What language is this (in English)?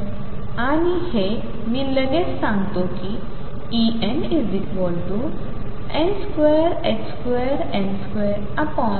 Marathi